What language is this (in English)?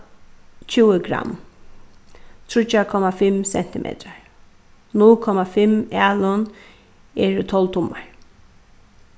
Faroese